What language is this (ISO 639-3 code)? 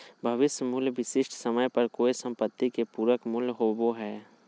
mag